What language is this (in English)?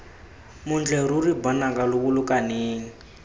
Tswana